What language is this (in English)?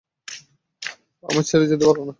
Bangla